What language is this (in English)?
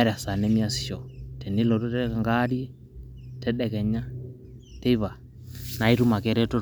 Masai